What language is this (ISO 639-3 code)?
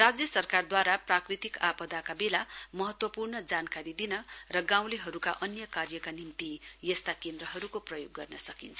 nep